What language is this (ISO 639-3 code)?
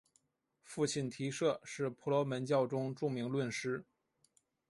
zho